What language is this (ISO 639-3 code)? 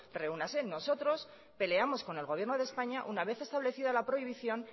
spa